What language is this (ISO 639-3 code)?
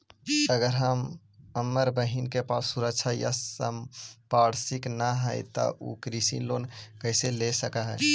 mag